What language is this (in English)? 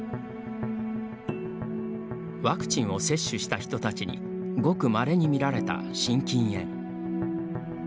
Japanese